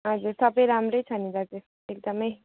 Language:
Nepali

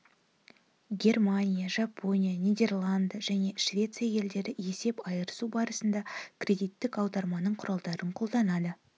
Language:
Kazakh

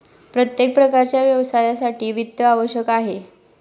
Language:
Marathi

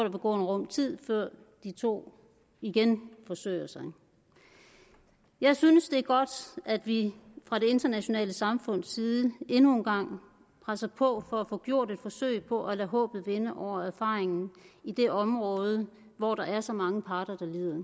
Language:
Danish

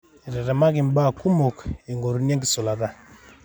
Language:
Masai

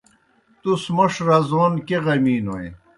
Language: Kohistani Shina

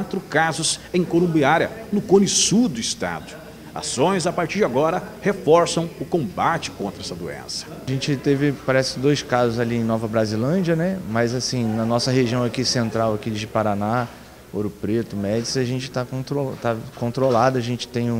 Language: Portuguese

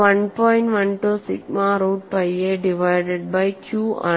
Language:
Malayalam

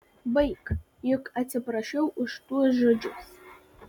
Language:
Lithuanian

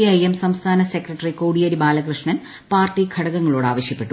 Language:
Malayalam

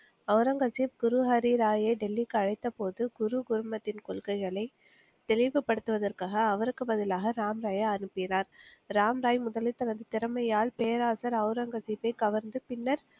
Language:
Tamil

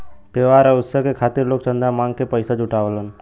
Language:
Bhojpuri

